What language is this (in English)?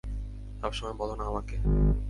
Bangla